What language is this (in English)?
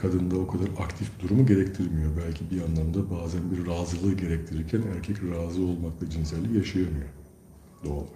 Turkish